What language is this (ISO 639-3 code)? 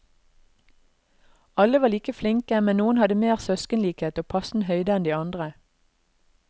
nor